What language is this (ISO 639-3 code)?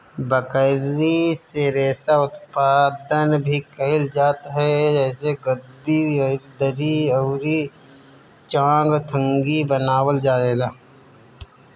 bho